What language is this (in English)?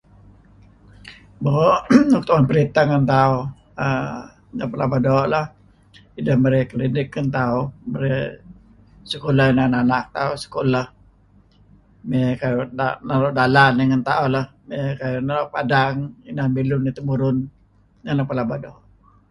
Kelabit